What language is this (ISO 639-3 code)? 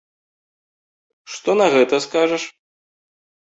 bel